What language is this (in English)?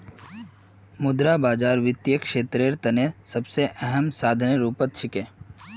Magahi